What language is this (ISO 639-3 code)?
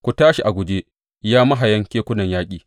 hau